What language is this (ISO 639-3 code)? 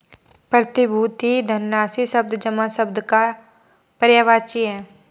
hin